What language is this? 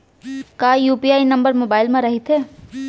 Chhattisgarhi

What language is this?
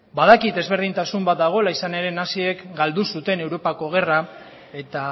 Basque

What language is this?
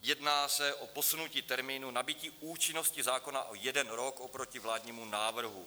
Czech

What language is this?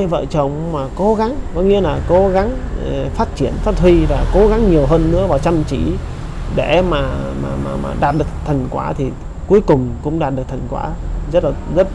Vietnamese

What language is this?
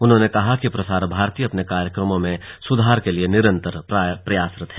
Hindi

